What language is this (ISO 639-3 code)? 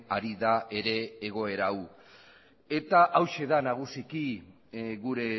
eus